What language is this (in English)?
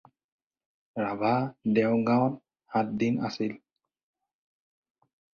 Assamese